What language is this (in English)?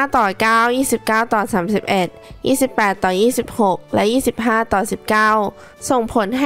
Thai